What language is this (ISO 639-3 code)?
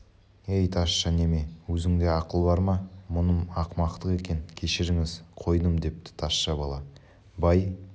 kaz